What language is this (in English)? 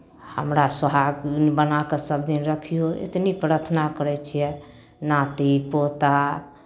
Maithili